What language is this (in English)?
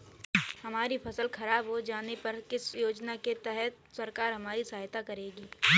Hindi